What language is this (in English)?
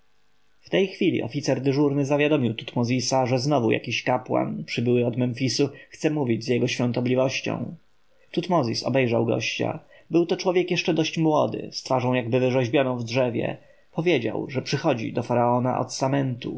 Polish